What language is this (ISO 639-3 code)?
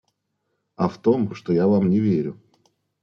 rus